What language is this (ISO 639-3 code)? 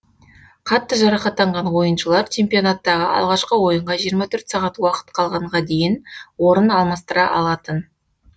kaz